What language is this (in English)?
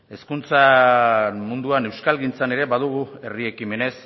Basque